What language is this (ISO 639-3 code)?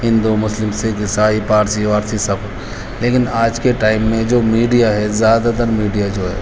urd